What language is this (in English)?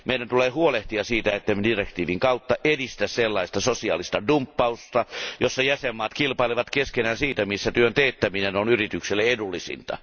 Finnish